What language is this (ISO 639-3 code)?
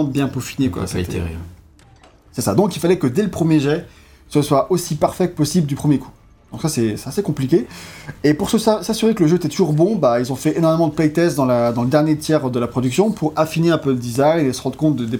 fra